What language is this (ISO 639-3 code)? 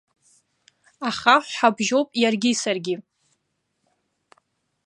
abk